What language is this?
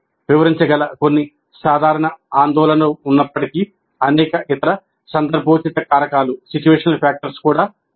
Telugu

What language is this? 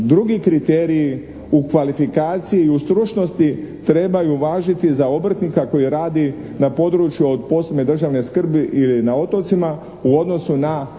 Croatian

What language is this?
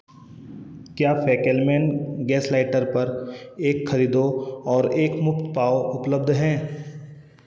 Hindi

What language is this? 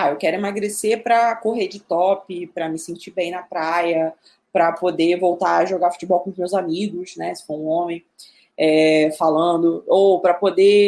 Portuguese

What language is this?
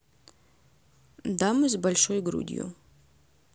Russian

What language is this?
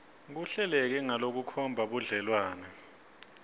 Swati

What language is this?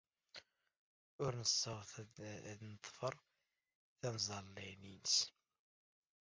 Kabyle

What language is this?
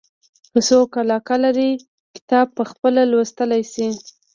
Pashto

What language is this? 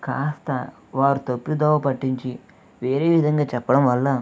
Telugu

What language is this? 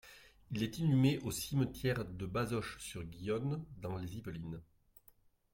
French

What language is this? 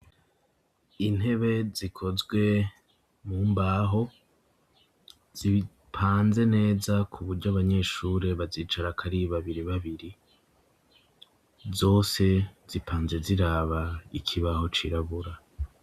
Rundi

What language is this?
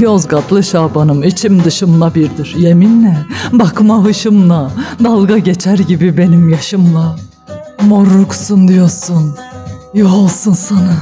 Turkish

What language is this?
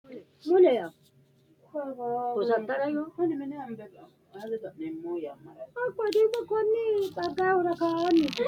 Sidamo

